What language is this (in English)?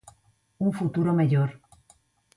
Galician